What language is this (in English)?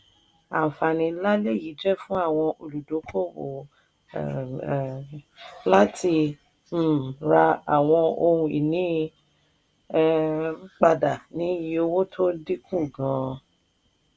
Yoruba